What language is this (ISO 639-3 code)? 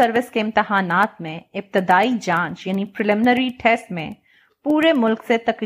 urd